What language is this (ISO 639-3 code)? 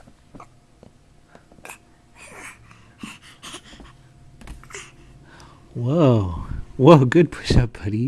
eng